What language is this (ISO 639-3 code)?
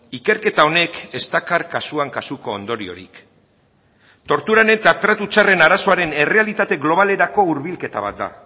eus